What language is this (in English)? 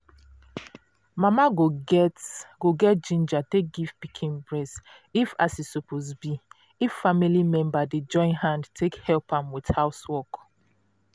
Nigerian Pidgin